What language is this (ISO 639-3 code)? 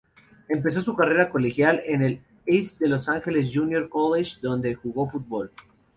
spa